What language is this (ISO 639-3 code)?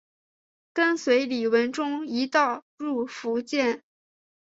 zho